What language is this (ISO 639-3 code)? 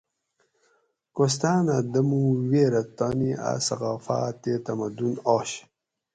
gwc